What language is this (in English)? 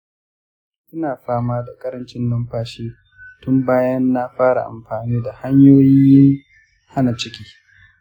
Hausa